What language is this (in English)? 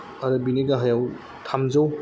Bodo